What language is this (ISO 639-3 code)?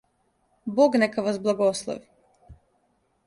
srp